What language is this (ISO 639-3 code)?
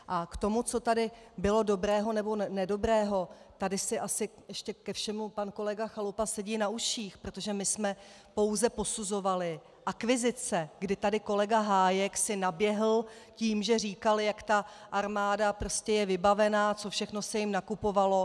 ces